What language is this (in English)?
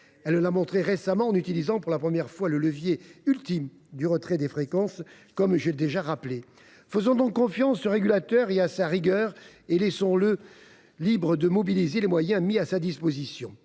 French